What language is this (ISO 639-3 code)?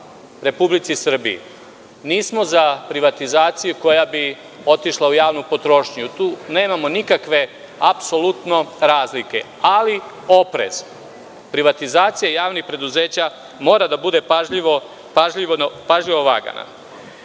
srp